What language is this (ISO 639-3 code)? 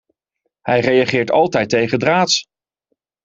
nld